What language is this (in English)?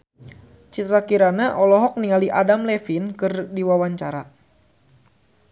Sundanese